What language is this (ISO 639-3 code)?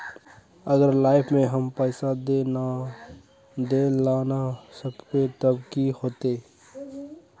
mag